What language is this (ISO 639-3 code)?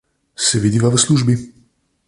slv